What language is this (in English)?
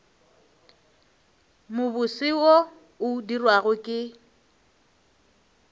Northern Sotho